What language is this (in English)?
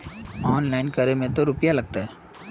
Magahi